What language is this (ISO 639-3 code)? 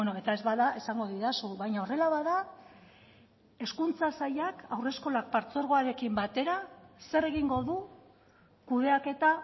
eus